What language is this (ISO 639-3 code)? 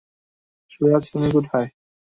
ben